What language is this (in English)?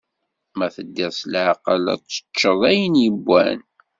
Kabyle